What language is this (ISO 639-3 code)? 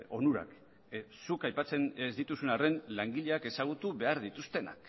eus